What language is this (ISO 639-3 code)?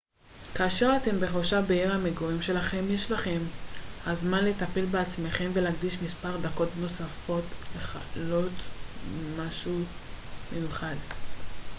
heb